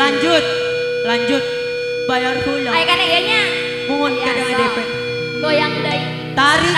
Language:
Indonesian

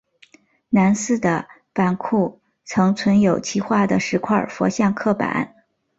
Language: Chinese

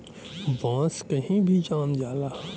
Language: Bhojpuri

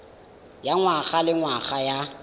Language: Tswana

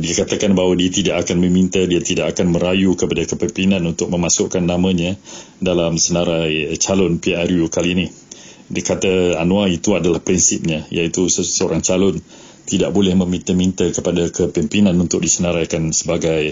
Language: Malay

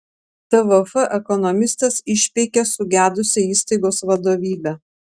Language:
Lithuanian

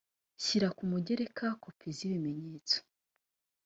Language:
Kinyarwanda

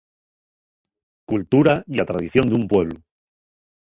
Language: Asturian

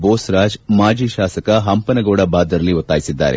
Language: Kannada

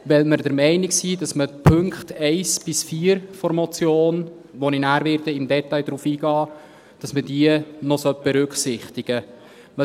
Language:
Swiss German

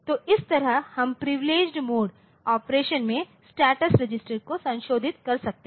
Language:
Hindi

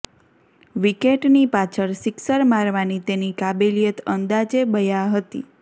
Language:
Gujarati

